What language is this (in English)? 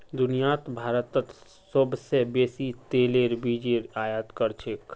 Magahi